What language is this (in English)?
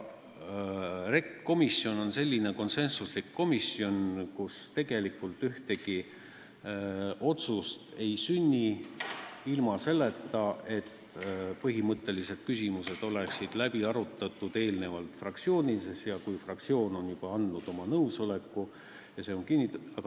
Estonian